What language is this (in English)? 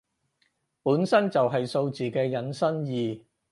Cantonese